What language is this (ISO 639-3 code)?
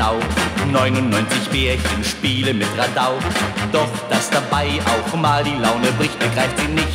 deu